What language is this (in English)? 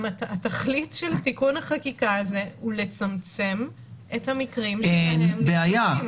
Hebrew